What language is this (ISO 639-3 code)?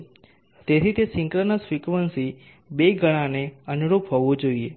guj